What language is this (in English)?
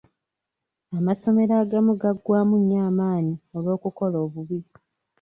Ganda